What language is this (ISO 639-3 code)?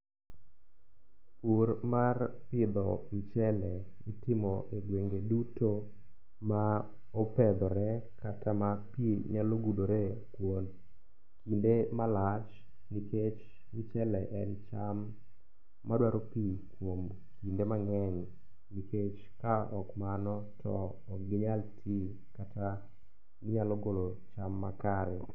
luo